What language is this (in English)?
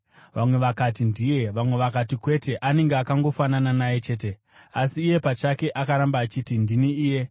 Shona